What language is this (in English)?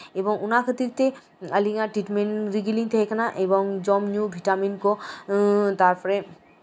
Santali